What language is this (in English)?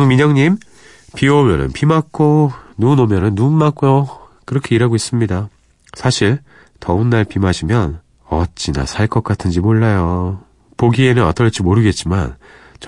Korean